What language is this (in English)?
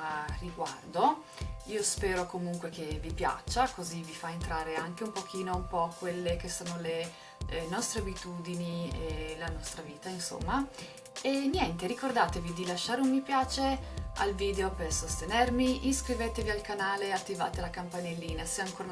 Italian